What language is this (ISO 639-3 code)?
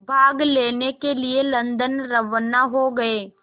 hin